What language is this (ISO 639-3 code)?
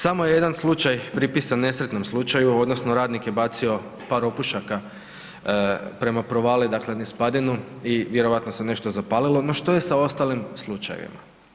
hrv